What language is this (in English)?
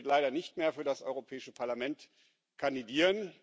German